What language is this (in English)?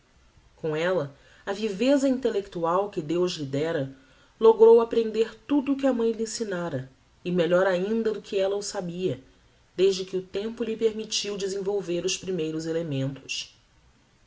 Portuguese